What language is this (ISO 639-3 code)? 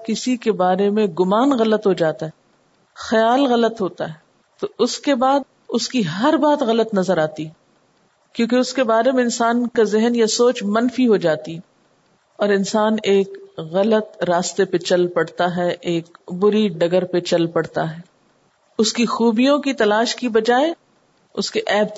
urd